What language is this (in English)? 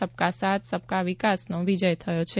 Gujarati